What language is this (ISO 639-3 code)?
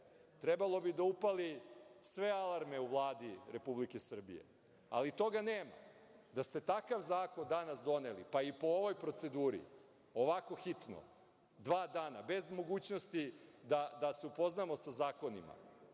srp